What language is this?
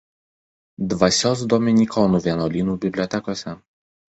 Lithuanian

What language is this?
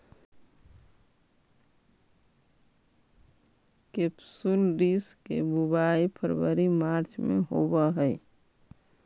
Magahi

